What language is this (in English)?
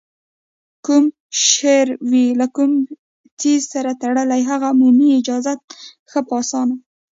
Pashto